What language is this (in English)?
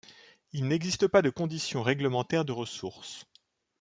French